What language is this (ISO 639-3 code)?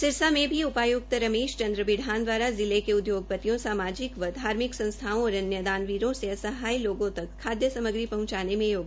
hin